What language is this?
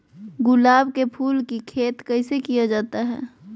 Magahi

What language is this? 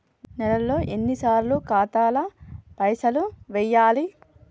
Telugu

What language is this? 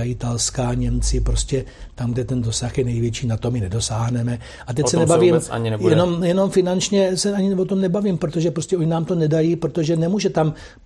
Czech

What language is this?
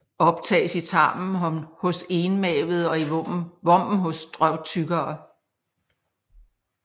Danish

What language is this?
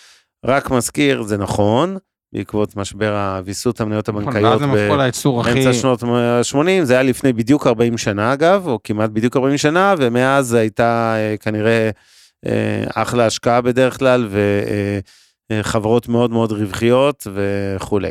Hebrew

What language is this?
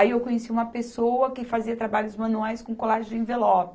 Portuguese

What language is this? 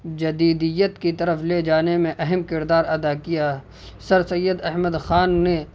Urdu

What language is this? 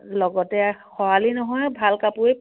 Assamese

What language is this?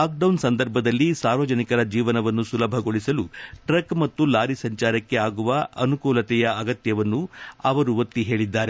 Kannada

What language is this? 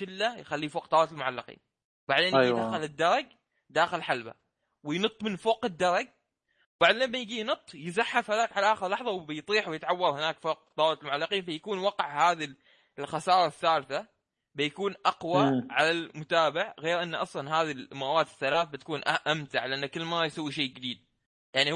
Arabic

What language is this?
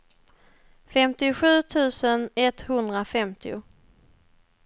Swedish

